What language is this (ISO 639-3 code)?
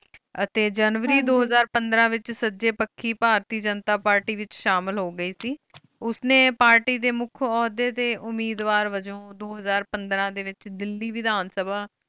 pan